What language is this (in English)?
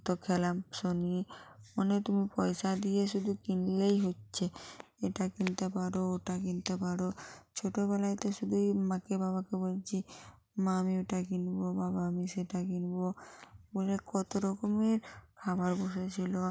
Bangla